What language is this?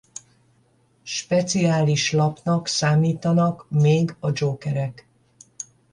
Hungarian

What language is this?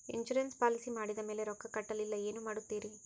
Kannada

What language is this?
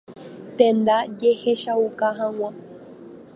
Guarani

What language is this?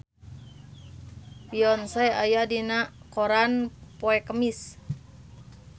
Sundanese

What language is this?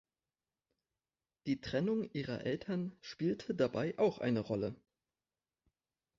German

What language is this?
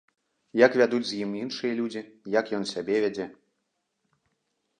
Belarusian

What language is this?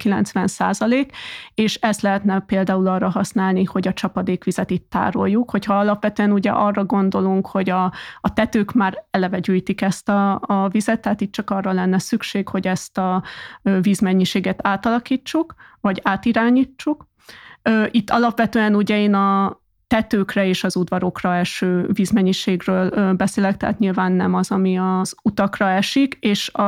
Hungarian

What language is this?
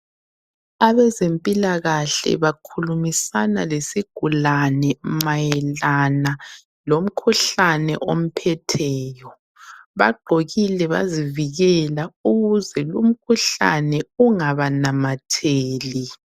North Ndebele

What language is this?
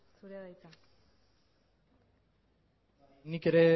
Basque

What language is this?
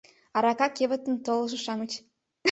Mari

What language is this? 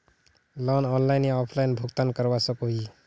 Magahi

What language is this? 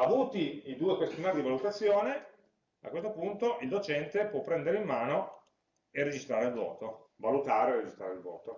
Italian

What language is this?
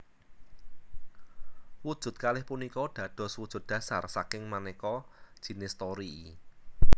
Javanese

